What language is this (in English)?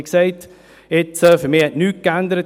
Swiss German